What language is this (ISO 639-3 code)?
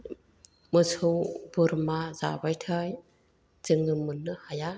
brx